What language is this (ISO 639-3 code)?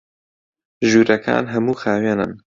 ckb